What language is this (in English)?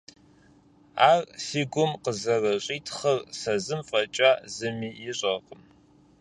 Kabardian